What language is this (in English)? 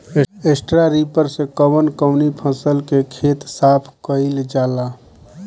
Bhojpuri